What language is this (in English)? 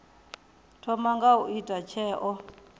Venda